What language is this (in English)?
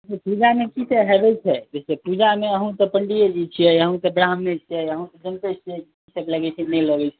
Maithili